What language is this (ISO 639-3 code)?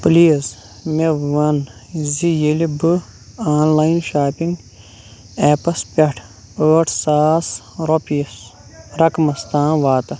kas